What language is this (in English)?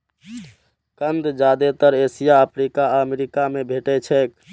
Maithili